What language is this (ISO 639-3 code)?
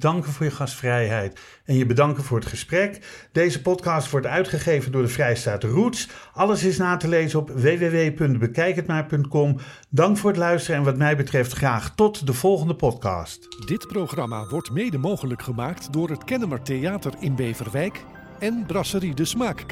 nld